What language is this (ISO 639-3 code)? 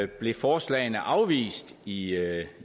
dan